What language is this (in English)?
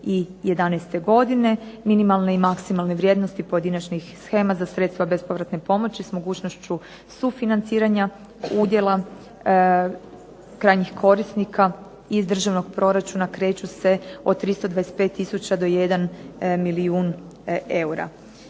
Croatian